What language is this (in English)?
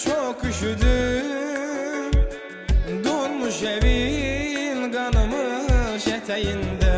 Turkish